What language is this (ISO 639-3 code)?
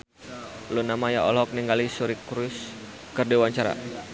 sun